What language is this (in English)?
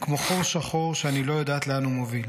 Hebrew